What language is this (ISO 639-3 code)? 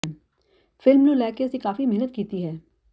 pan